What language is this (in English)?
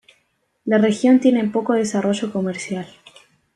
Spanish